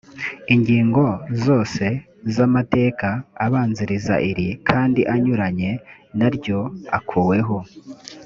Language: Kinyarwanda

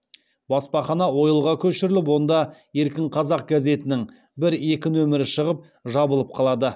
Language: Kazakh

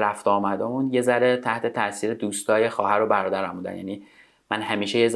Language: Persian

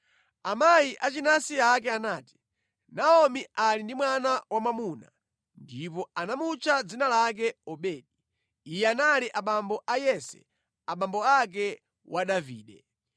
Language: Nyanja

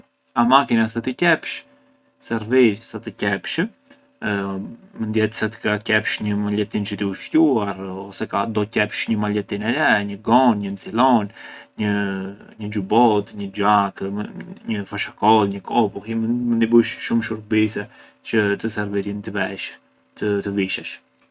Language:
Arbëreshë Albanian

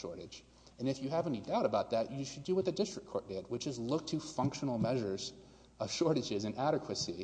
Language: English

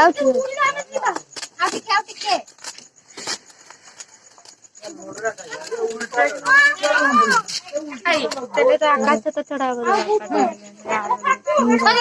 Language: Odia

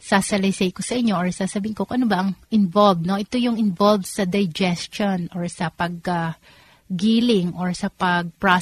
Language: Filipino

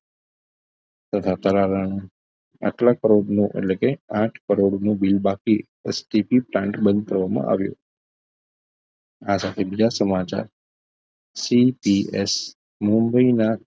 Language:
Gujarati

